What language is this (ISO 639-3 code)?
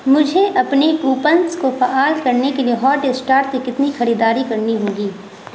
urd